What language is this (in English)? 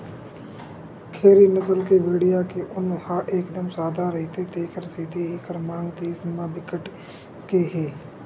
Chhattisgarhi